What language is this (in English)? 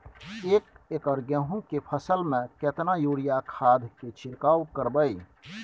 Maithili